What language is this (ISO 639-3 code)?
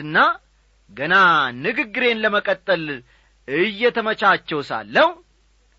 amh